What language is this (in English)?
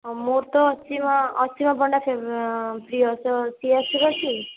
Odia